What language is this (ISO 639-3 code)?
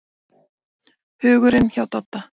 isl